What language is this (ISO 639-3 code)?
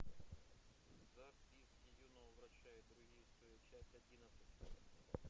rus